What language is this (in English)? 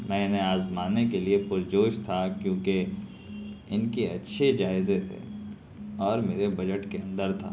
Urdu